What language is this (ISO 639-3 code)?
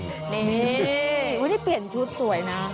tha